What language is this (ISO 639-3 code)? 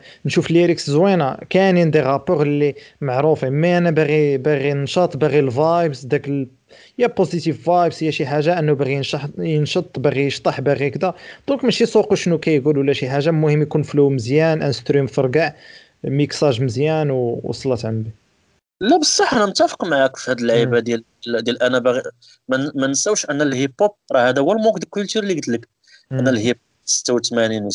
ara